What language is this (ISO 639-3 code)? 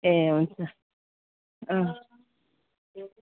nep